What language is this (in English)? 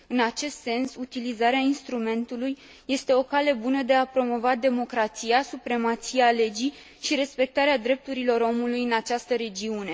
Romanian